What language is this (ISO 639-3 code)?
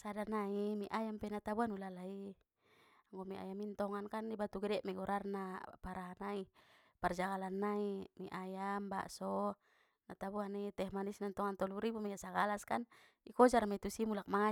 btm